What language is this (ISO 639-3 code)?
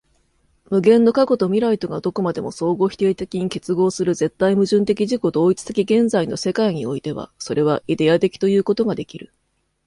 jpn